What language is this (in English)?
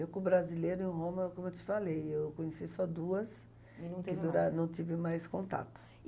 Portuguese